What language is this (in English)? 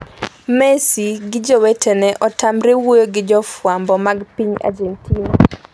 Luo (Kenya and Tanzania)